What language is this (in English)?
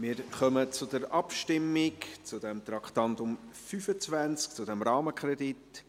Swiss German